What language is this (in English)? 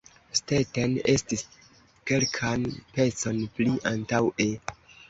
Esperanto